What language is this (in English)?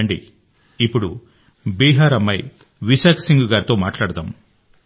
Telugu